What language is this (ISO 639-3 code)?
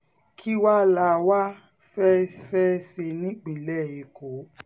yor